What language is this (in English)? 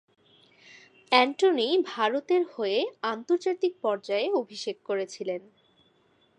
Bangla